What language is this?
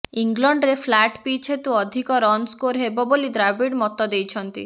Odia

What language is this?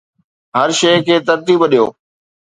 Sindhi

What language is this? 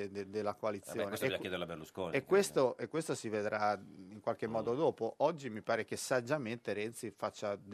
Italian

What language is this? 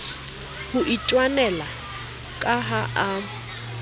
Southern Sotho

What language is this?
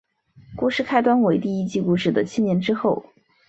Chinese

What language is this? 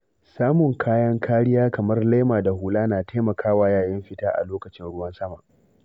Hausa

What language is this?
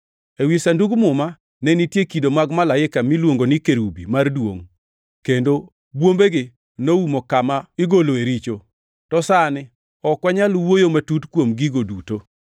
Luo (Kenya and Tanzania)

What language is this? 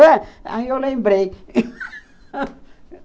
Portuguese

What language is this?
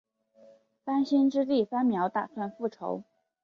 Chinese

